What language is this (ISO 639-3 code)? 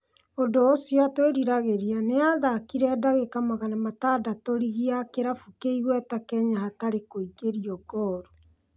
kik